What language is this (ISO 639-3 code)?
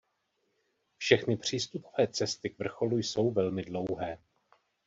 ces